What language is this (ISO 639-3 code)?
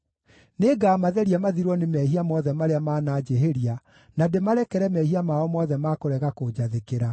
kik